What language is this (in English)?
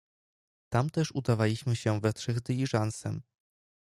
Polish